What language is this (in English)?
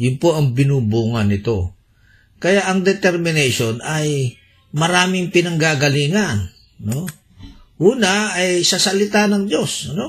Filipino